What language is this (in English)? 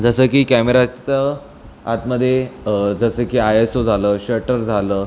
Marathi